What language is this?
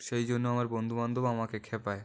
Bangla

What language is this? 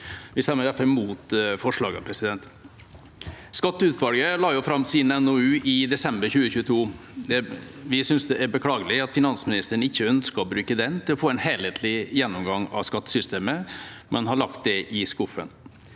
Norwegian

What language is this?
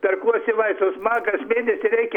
Lithuanian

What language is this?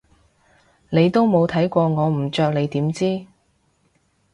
Cantonese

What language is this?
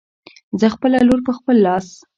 Pashto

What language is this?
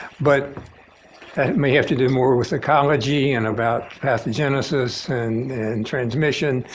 English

